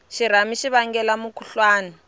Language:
Tsonga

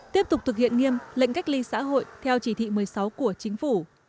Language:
Vietnamese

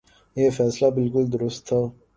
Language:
Urdu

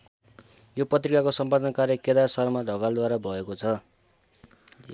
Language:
Nepali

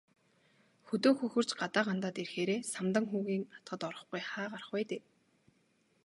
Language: Mongolian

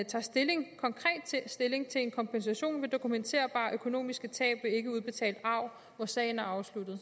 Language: Danish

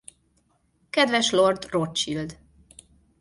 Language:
Hungarian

